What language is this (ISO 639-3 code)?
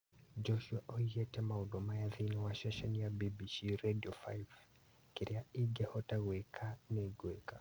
kik